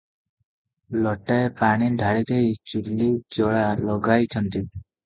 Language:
Odia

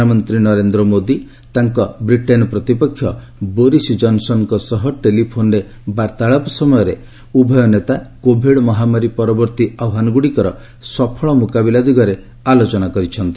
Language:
Odia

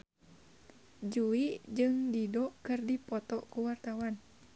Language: Sundanese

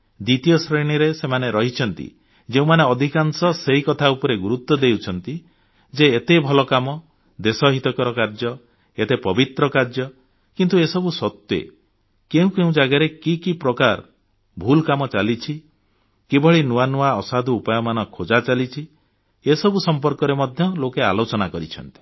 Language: Odia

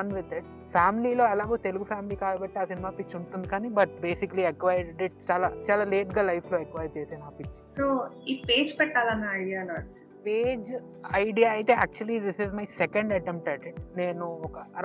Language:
Telugu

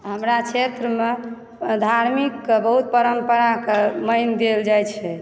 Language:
Maithili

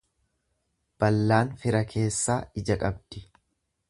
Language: Oromo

